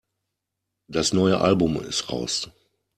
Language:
German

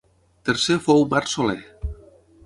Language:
Catalan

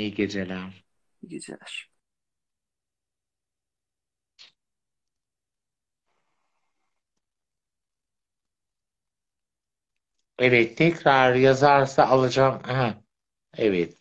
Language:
Turkish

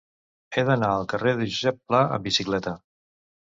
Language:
Catalan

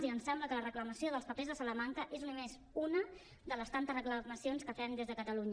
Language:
Catalan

